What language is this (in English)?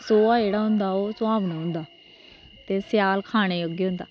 Dogri